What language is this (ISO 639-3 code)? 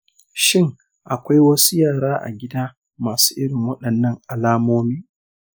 hau